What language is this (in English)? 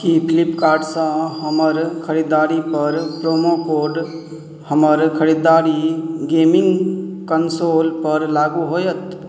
Maithili